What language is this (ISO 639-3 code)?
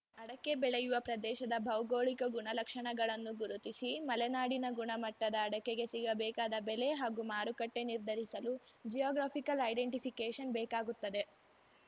kan